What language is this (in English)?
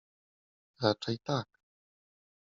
Polish